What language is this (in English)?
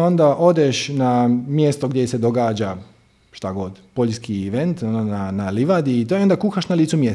Croatian